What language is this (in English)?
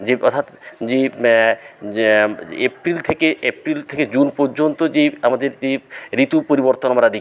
Bangla